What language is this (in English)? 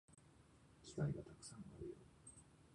Japanese